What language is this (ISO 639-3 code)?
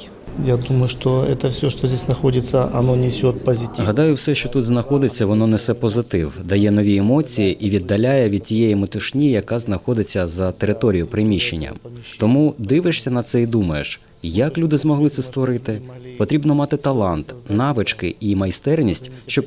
ukr